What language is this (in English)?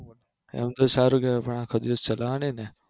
Gujarati